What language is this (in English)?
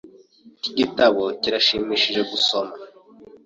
Kinyarwanda